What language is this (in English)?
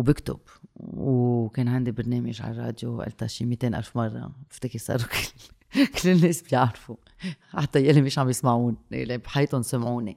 Arabic